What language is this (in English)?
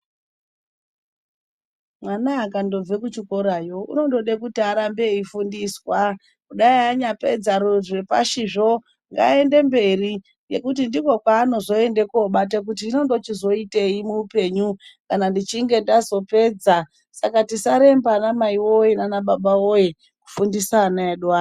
Ndau